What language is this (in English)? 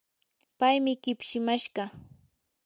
Yanahuanca Pasco Quechua